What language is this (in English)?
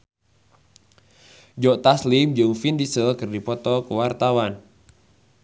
Sundanese